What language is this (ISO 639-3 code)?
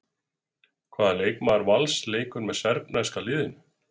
isl